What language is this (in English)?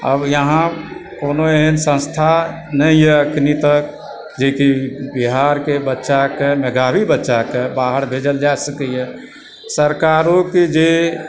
Maithili